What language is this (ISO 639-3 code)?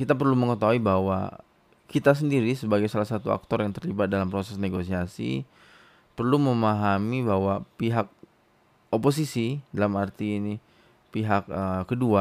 ind